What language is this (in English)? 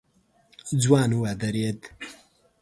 Pashto